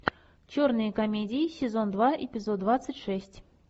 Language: Russian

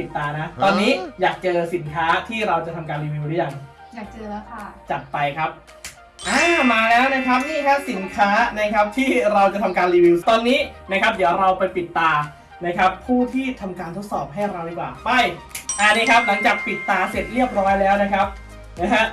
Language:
Thai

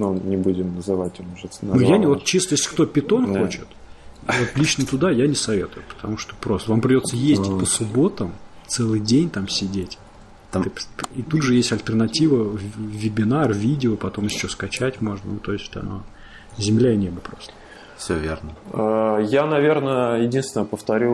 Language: Russian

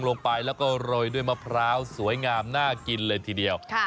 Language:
Thai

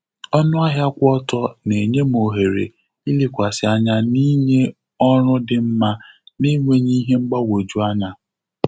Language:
Igbo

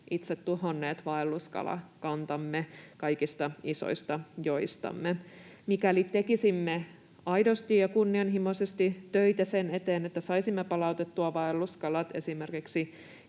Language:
Finnish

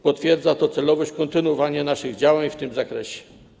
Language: Polish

